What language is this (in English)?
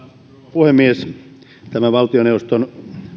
Finnish